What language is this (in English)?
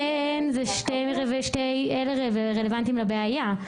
Hebrew